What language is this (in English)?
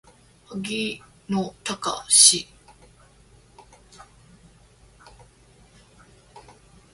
Japanese